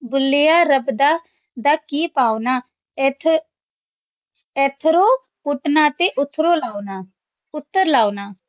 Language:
Punjabi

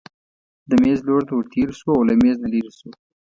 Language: Pashto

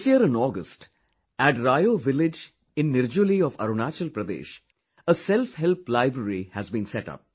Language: English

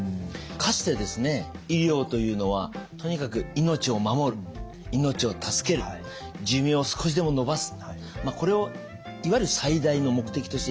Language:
Japanese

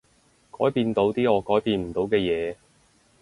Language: Cantonese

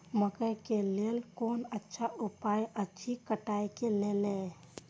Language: Maithili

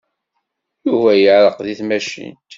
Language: Kabyle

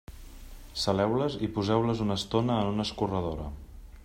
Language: Catalan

